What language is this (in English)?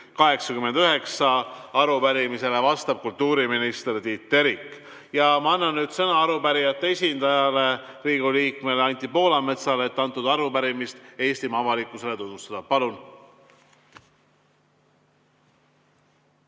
Estonian